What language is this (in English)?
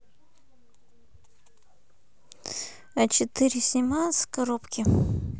Russian